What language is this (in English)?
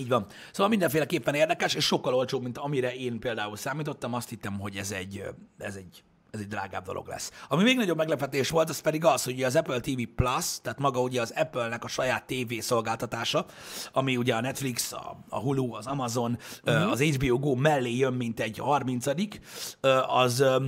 Hungarian